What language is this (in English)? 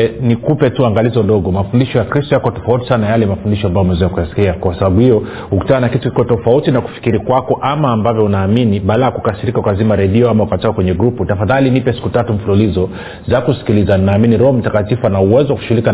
Swahili